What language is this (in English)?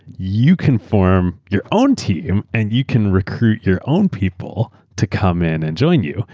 English